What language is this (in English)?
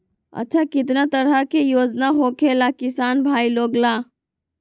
Magahi